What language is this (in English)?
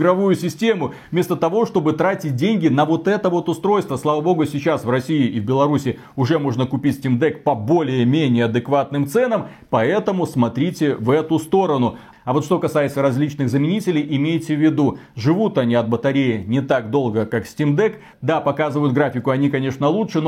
Russian